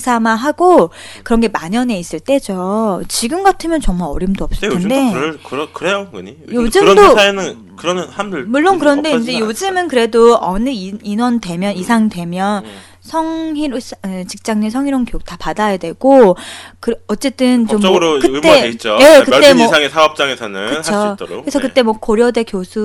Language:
Korean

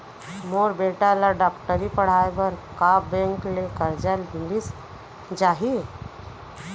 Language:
Chhattisgarhi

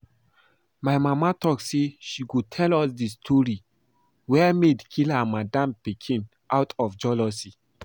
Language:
Nigerian Pidgin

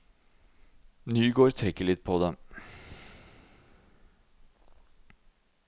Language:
Norwegian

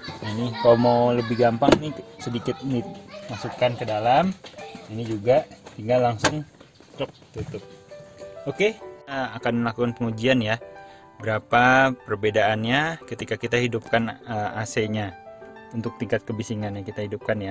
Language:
Indonesian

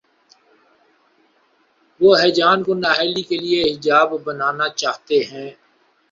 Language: Urdu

